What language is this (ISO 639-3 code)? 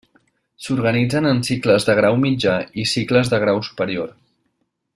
cat